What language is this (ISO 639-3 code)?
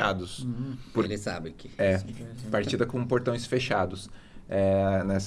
por